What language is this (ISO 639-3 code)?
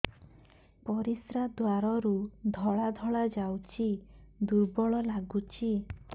ori